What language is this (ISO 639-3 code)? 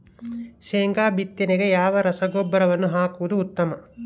kan